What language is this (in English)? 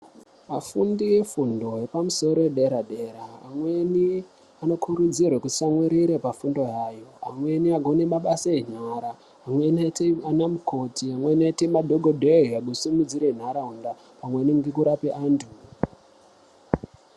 Ndau